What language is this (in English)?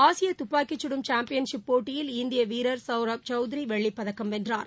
Tamil